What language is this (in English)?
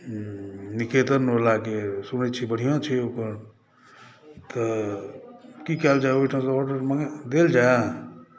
Maithili